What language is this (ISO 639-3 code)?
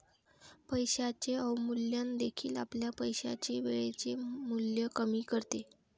mar